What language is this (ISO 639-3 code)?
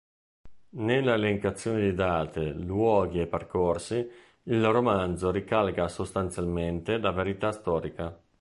ita